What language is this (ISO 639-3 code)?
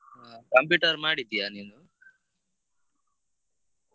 kan